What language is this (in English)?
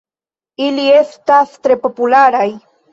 Esperanto